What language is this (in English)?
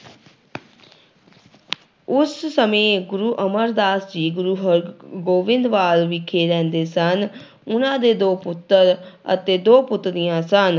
Punjabi